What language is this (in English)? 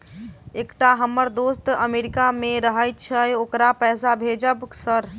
Maithili